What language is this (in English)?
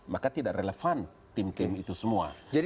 Indonesian